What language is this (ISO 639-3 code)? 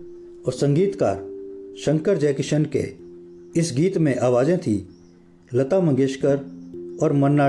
hin